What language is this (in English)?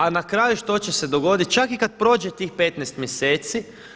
Croatian